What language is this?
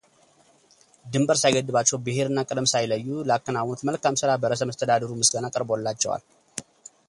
Amharic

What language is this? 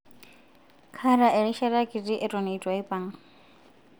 Masai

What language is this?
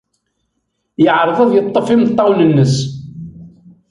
Kabyle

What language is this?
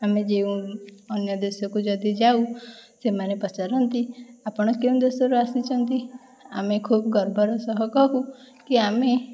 Odia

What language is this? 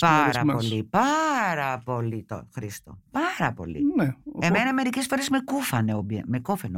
Greek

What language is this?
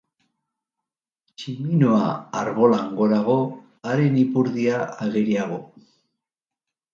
Basque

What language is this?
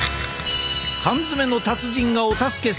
Japanese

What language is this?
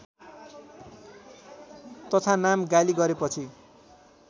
Nepali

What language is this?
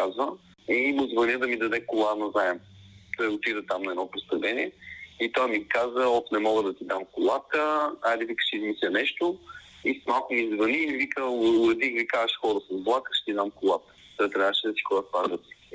Bulgarian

